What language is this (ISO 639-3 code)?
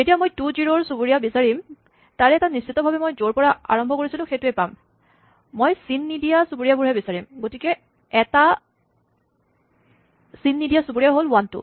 asm